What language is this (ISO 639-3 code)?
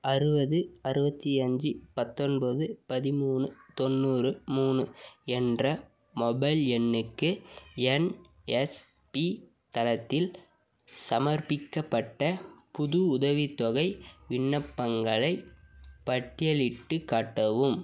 tam